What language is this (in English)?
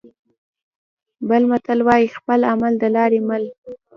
Pashto